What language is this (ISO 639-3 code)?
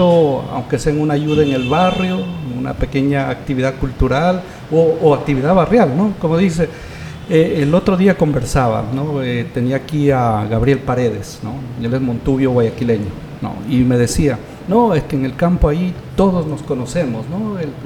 spa